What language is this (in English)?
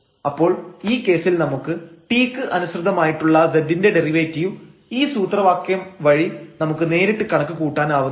Malayalam